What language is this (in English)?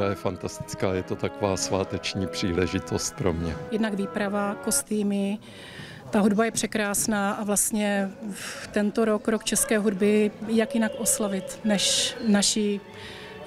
Czech